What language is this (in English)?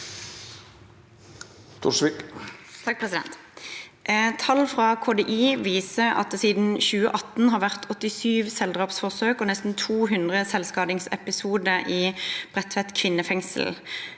Norwegian